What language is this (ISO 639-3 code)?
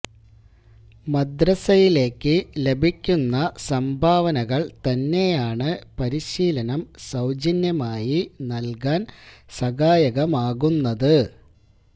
mal